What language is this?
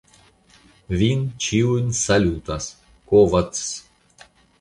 Esperanto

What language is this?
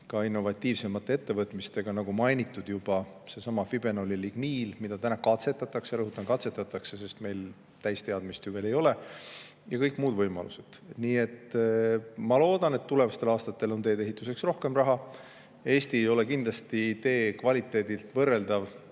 Estonian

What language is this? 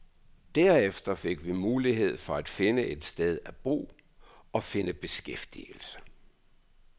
Danish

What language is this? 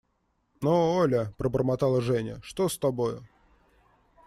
Russian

